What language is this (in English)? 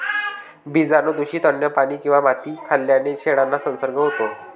Marathi